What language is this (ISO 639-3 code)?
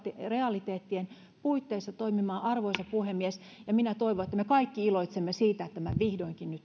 fin